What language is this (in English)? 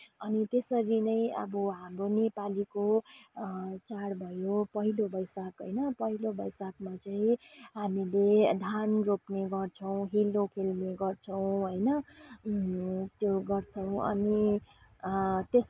Nepali